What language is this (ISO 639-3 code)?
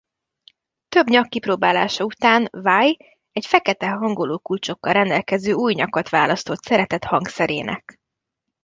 hun